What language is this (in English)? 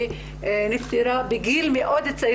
Hebrew